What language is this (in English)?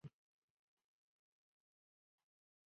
Chinese